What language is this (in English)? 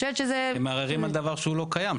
Hebrew